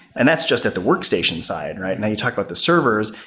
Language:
English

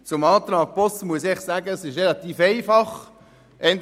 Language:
Swiss German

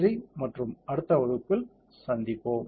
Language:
Tamil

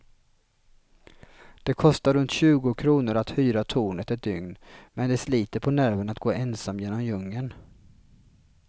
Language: Swedish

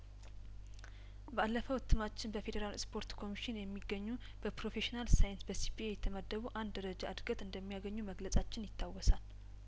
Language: Amharic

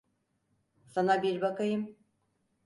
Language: Turkish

